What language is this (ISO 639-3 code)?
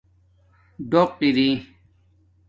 dmk